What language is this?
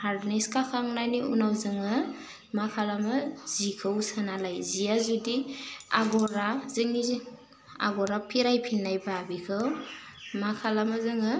Bodo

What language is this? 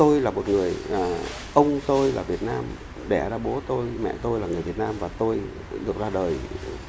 Vietnamese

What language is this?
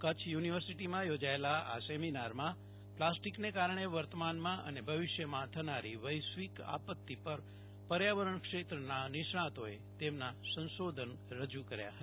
Gujarati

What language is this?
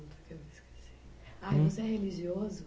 Portuguese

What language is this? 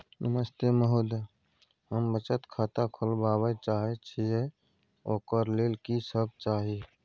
Maithili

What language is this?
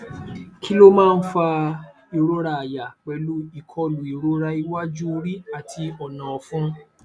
Yoruba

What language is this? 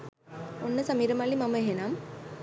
Sinhala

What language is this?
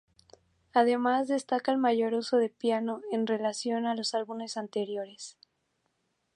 Spanish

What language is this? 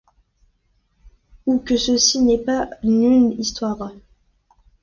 French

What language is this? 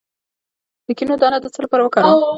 Pashto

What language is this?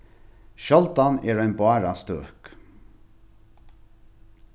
Faroese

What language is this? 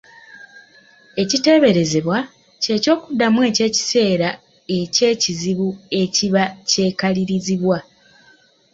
Ganda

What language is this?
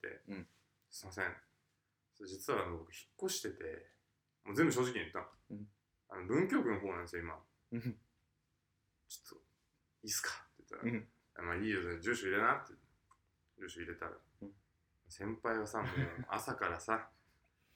Japanese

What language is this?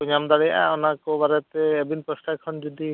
Santali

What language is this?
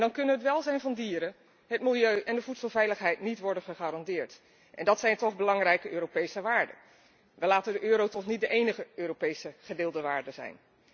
Dutch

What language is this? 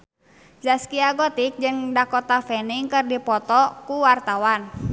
Sundanese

